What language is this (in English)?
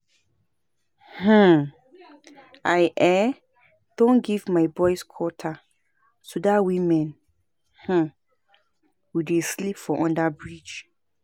Nigerian Pidgin